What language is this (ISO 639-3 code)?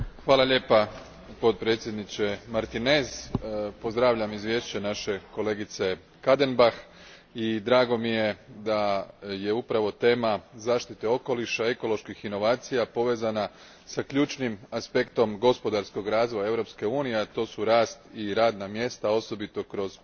hrv